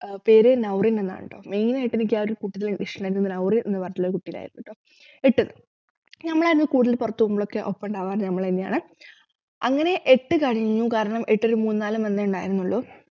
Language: Malayalam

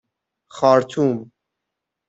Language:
Persian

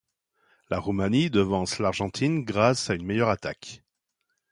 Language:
French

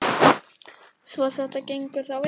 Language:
Icelandic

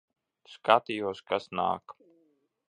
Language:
Latvian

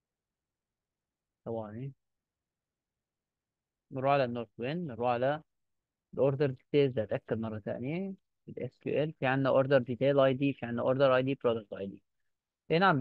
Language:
Arabic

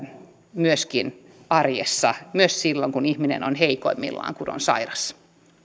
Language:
Finnish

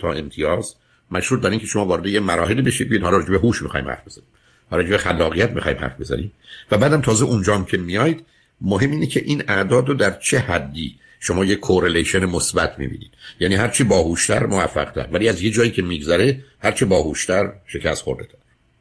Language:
Persian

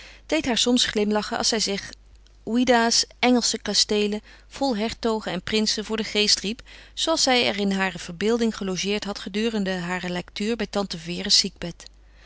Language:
Dutch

